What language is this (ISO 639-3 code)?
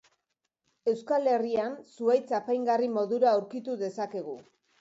eus